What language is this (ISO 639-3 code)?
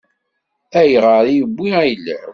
kab